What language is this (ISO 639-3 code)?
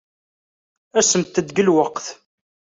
kab